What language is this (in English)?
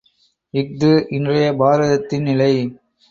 Tamil